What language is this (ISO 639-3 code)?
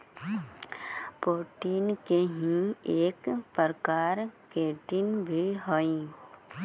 mag